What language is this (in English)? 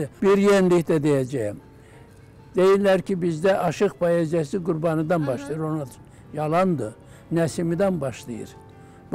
Turkish